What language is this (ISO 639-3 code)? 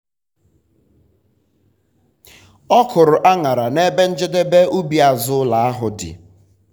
ibo